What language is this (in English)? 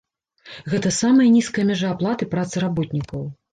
Belarusian